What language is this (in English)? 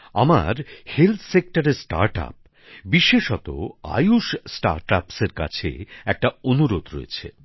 Bangla